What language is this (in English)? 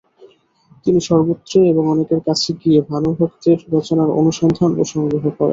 Bangla